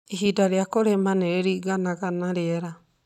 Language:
Kikuyu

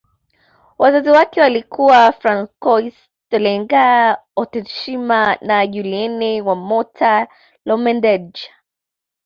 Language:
Swahili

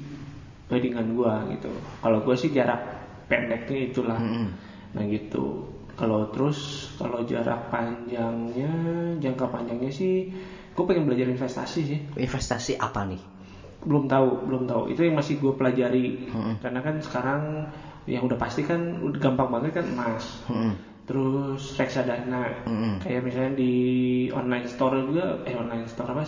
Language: Indonesian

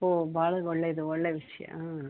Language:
Kannada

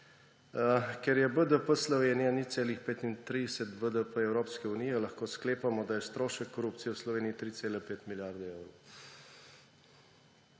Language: Slovenian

